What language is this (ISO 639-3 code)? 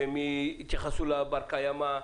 heb